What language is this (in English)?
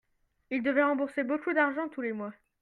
French